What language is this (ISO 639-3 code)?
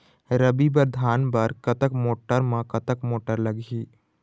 hne